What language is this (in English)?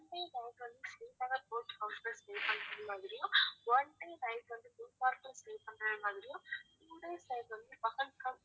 Tamil